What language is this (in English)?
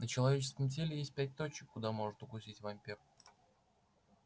Russian